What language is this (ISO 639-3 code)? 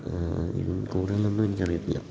mal